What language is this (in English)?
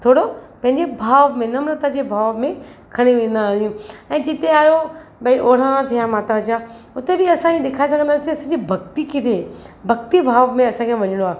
Sindhi